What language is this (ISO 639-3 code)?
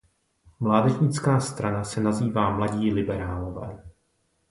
ces